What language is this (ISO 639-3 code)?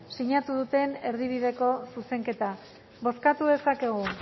eus